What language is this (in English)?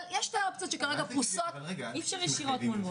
Hebrew